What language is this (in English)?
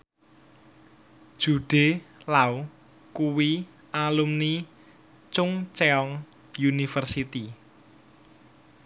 Javanese